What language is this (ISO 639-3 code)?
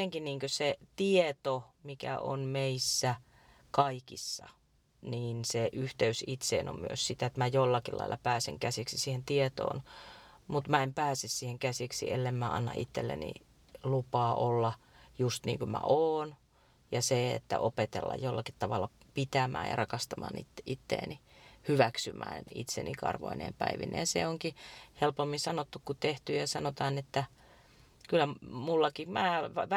fin